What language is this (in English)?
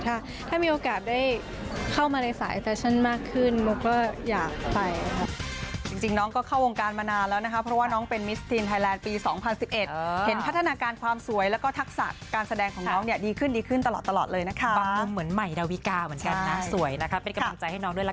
Thai